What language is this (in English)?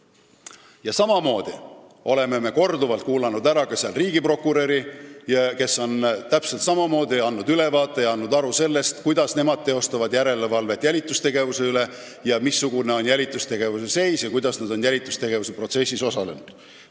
Estonian